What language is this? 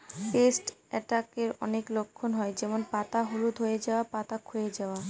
Bangla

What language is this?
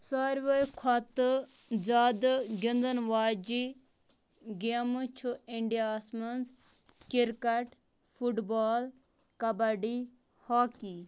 Kashmiri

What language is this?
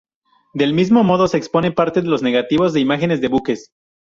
Spanish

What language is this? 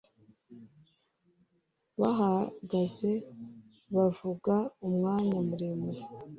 Kinyarwanda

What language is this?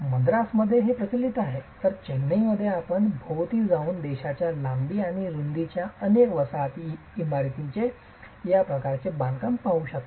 Marathi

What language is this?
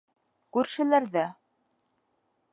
Bashkir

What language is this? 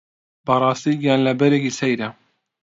Central Kurdish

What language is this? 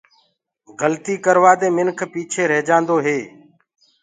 Gurgula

